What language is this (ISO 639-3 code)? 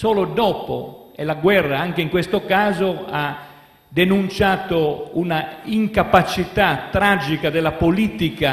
ita